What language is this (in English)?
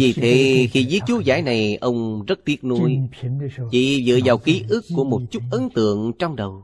Vietnamese